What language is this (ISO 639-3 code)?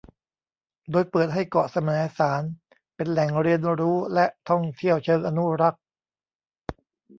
tha